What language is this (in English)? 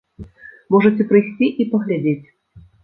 Belarusian